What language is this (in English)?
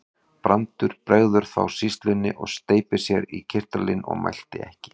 Icelandic